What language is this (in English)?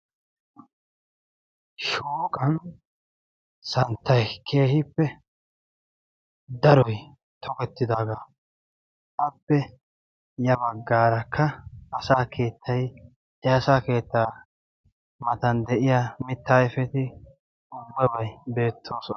Wolaytta